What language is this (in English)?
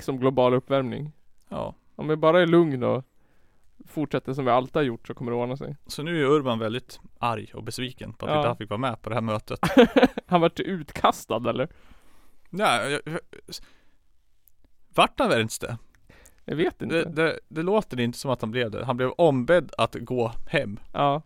Swedish